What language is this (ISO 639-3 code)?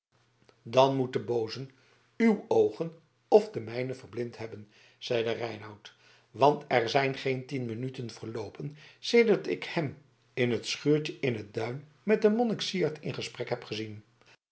nld